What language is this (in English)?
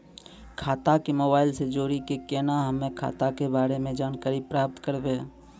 Maithili